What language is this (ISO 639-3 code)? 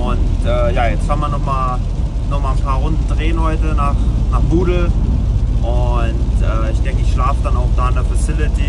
deu